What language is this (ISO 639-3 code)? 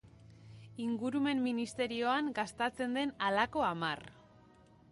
eus